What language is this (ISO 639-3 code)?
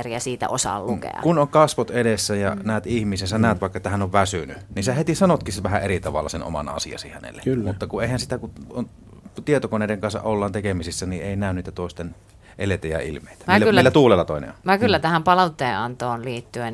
fin